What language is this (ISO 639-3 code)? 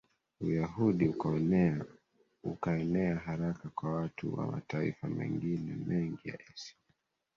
swa